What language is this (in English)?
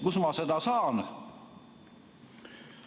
Estonian